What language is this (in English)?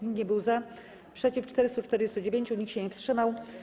Polish